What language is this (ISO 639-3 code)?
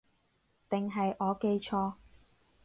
yue